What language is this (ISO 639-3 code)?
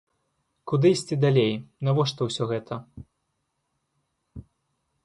bel